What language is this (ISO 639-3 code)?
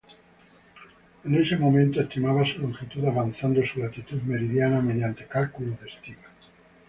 spa